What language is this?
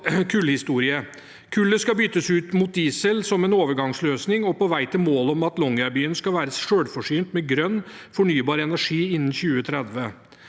Norwegian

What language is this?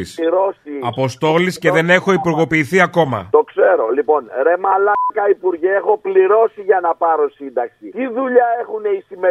Greek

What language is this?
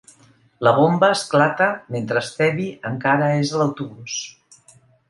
Catalan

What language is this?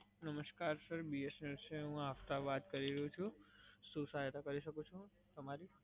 Gujarati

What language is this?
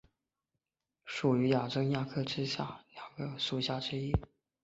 Chinese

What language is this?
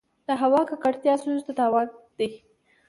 Pashto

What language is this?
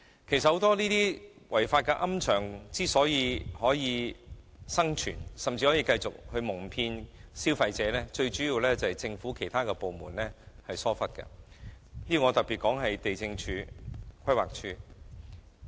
Cantonese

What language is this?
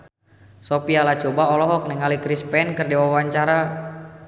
Sundanese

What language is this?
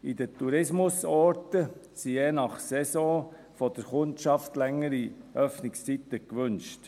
Swiss German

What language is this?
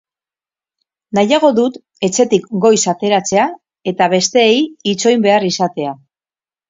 Basque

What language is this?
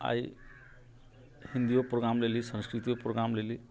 Maithili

